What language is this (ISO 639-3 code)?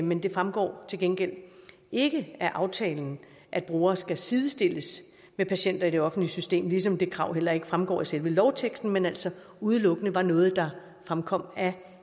dan